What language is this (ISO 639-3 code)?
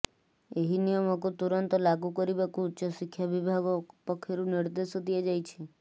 ori